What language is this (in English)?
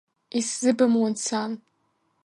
Abkhazian